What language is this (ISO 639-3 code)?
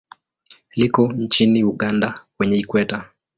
swa